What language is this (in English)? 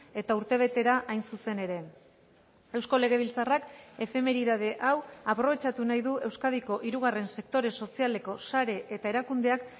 Basque